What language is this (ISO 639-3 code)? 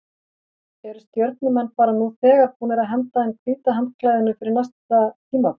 isl